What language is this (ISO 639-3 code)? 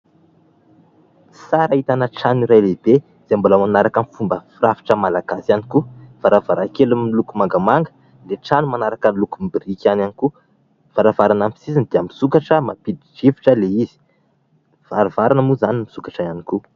mlg